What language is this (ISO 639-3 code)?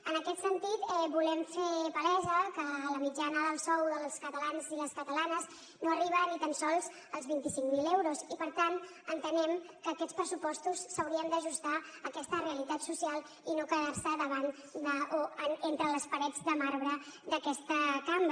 cat